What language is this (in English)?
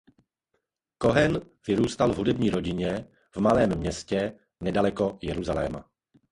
Czech